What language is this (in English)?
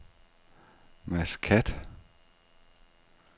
Danish